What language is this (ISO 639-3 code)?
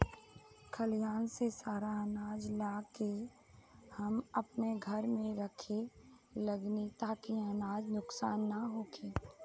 bho